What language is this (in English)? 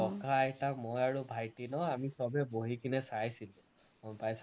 Assamese